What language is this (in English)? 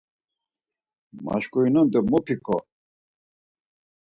Laz